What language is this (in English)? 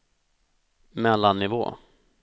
Swedish